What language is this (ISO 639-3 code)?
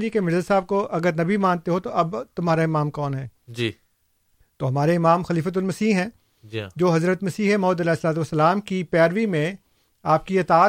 urd